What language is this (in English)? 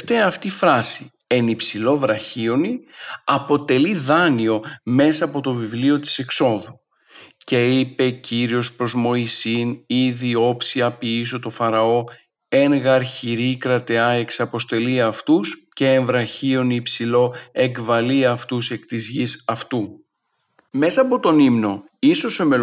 Greek